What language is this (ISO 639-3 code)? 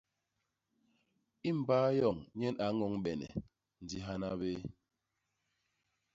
bas